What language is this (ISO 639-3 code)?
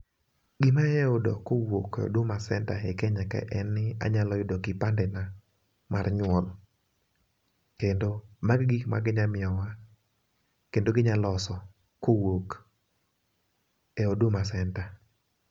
luo